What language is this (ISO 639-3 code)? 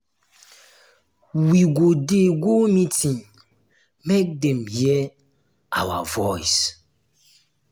pcm